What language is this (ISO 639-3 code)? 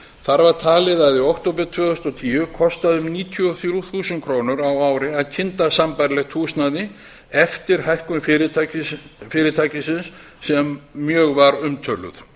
isl